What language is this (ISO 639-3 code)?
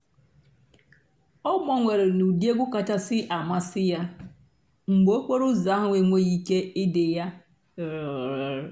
ibo